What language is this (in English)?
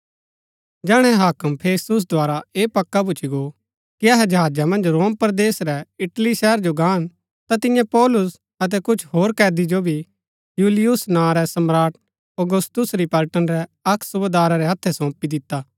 Gaddi